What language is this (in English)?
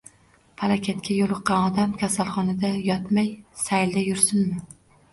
Uzbek